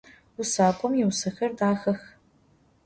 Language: Adyghe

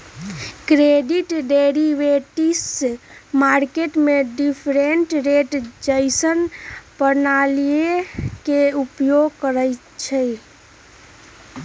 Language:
Magahi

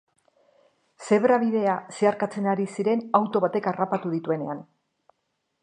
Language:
Basque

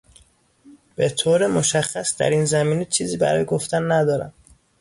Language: Persian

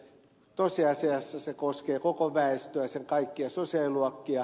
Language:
Finnish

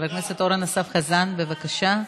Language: Hebrew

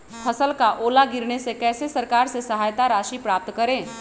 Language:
Magahi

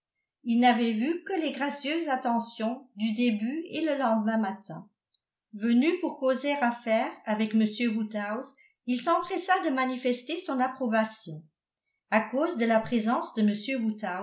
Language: French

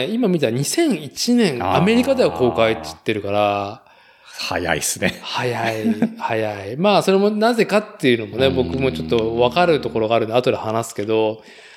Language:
Japanese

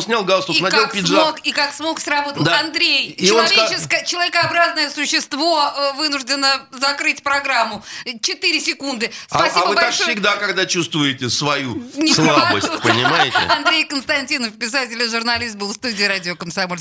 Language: Russian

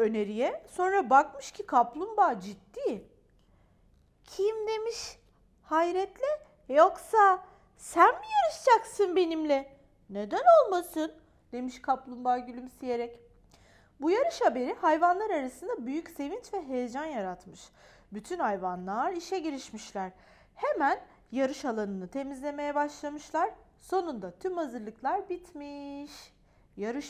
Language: Turkish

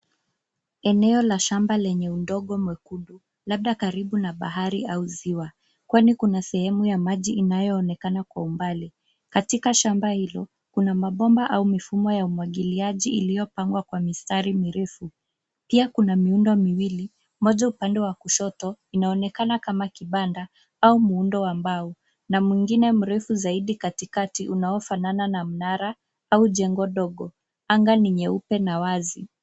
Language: Swahili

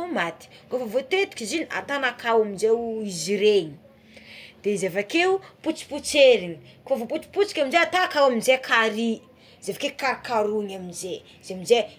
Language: Tsimihety Malagasy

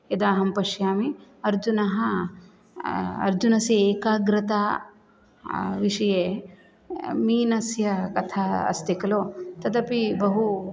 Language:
Sanskrit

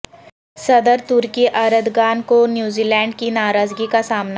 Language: Urdu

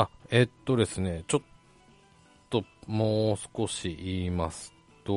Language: Japanese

